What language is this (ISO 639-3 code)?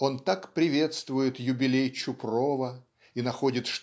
rus